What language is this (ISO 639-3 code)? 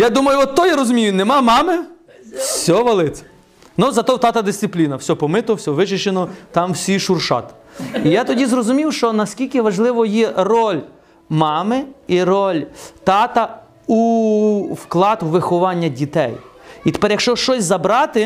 ukr